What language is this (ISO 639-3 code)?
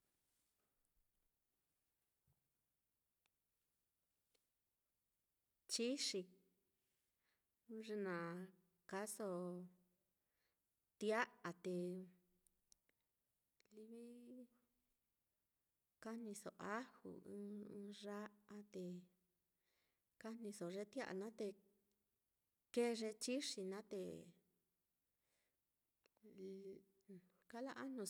vmm